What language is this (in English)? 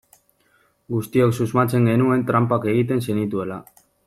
Basque